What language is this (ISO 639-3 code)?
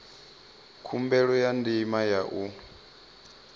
ven